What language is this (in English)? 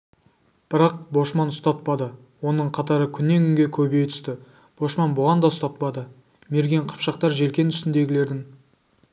Kazakh